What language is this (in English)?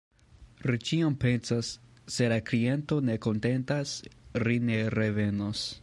Esperanto